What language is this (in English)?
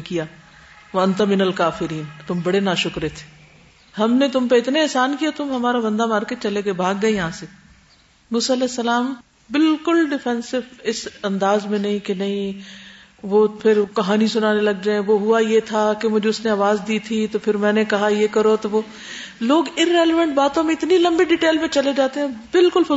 Urdu